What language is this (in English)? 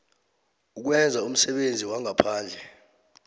South Ndebele